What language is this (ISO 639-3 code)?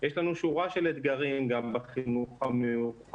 heb